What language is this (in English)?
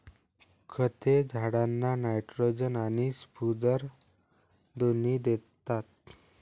Marathi